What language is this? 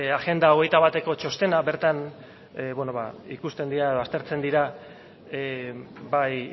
Basque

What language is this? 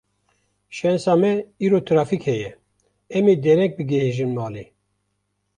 Kurdish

